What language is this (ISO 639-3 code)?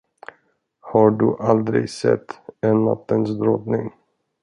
swe